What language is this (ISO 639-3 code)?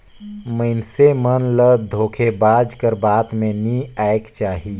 hne